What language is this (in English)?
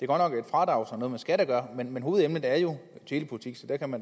Danish